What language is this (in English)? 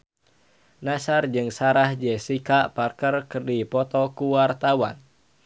Sundanese